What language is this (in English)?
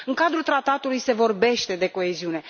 Romanian